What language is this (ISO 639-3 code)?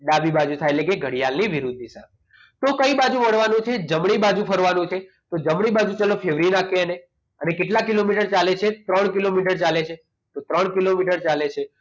guj